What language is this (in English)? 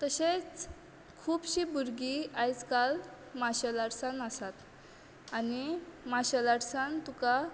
Konkani